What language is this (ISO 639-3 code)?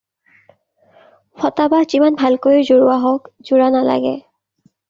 asm